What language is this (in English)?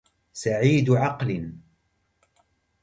Arabic